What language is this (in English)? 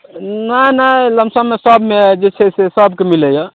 Maithili